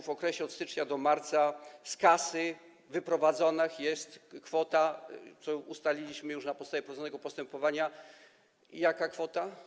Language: Polish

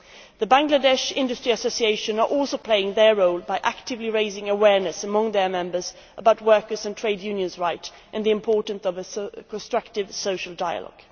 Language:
English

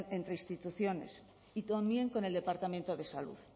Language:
Spanish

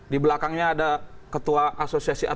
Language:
Indonesian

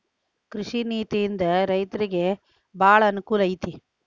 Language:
Kannada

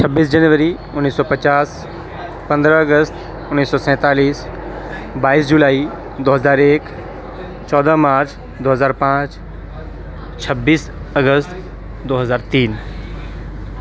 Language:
Urdu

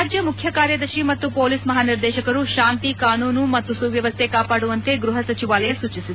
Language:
Kannada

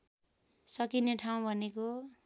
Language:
Nepali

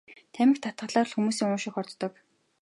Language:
Mongolian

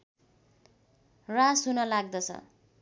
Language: Nepali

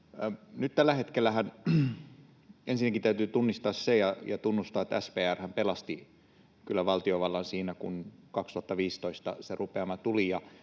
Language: Finnish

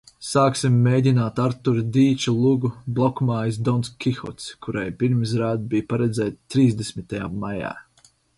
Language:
Latvian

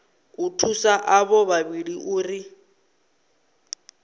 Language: Venda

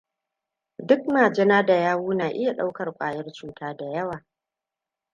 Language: Hausa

